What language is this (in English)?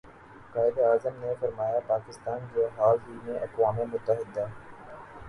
Urdu